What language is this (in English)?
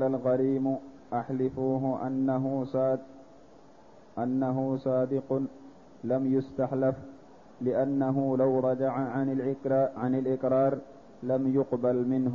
Arabic